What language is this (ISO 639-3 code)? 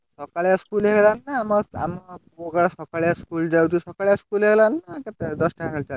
ori